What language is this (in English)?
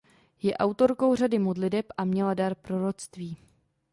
Czech